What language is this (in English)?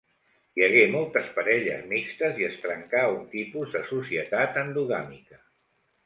Catalan